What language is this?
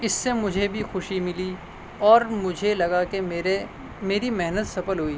Urdu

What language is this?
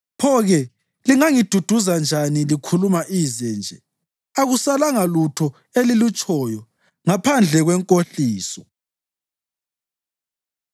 North Ndebele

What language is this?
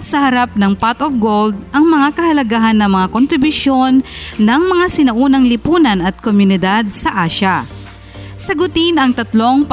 Filipino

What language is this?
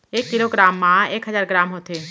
Chhattisgarhi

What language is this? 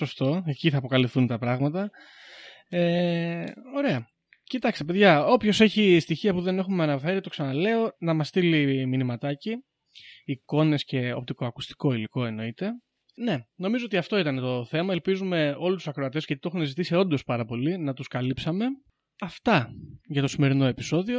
Greek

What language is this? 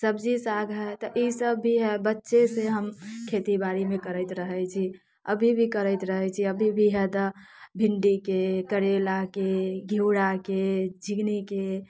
Maithili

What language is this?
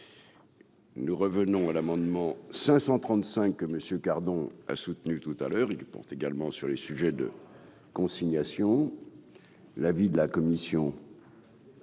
French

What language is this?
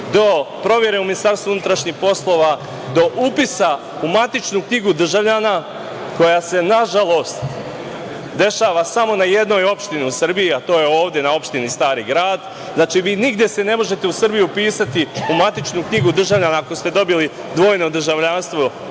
Serbian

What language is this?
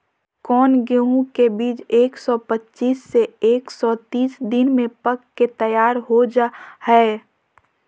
Magahi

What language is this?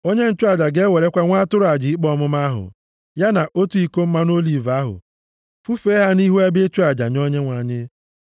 Igbo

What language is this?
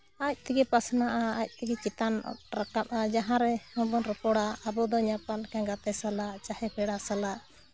Santali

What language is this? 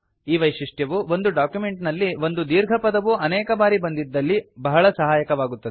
Kannada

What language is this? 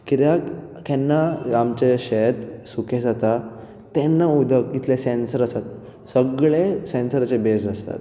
Konkani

